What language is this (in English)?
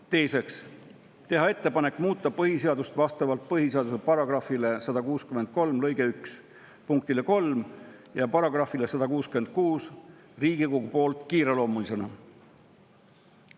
Estonian